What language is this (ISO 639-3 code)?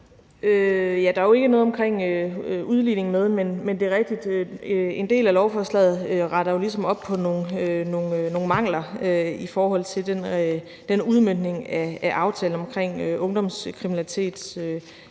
dan